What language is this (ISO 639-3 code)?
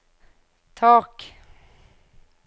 nor